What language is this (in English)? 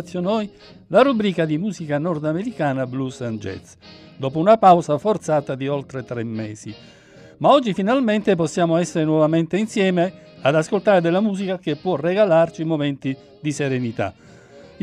Italian